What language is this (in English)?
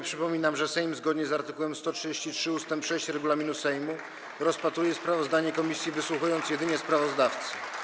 Polish